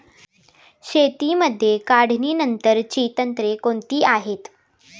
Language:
Marathi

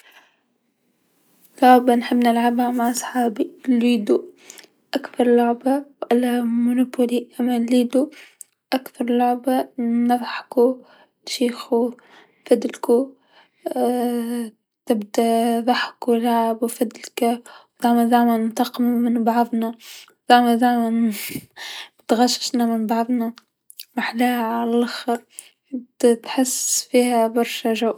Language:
Tunisian Arabic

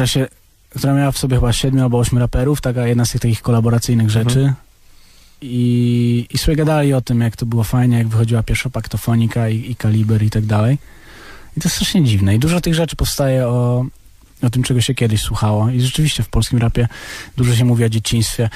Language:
Polish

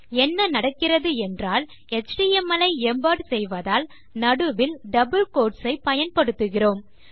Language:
Tamil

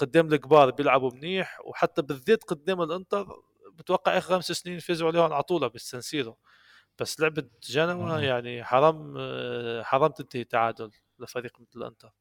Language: Arabic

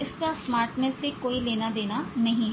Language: Hindi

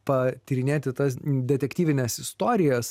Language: Lithuanian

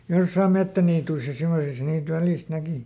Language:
Finnish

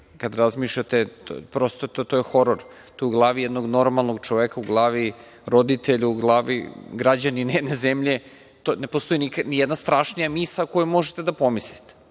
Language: Serbian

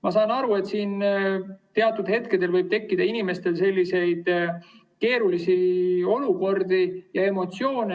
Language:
Estonian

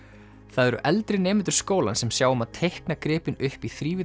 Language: Icelandic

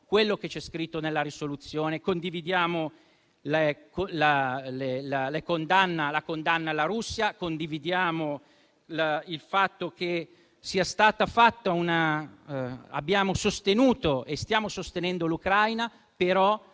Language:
Italian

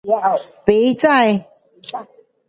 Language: Pu-Xian Chinese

